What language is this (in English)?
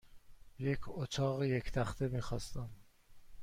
Persian